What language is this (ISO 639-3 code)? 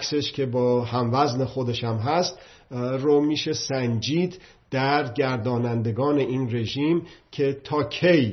fas